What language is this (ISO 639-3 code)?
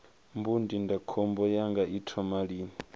ven